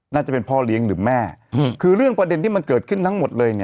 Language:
Thai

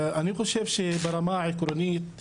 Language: Hebrew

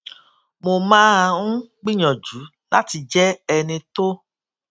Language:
Yoruba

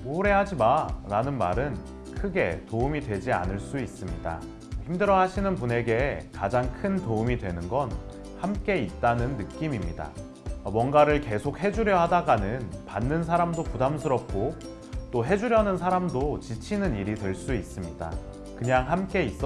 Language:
Korean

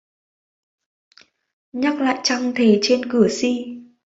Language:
Vietnamese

